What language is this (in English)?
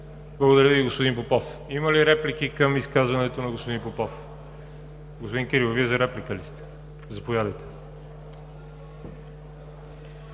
Bulgarian